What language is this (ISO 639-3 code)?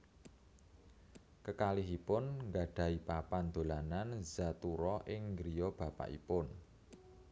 jav